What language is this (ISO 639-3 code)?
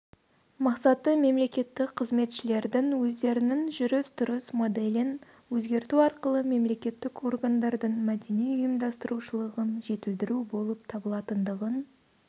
kaz